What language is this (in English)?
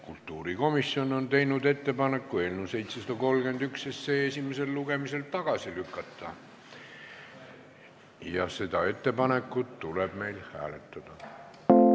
Estonian